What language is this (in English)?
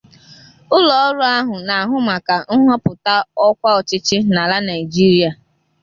Igbo